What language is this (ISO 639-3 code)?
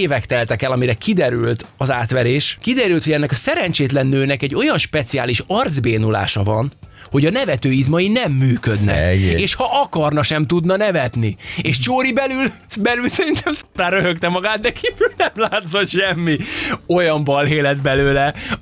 hun